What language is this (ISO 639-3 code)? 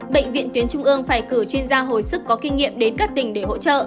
vie